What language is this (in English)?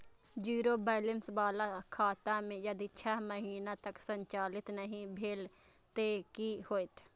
Maithili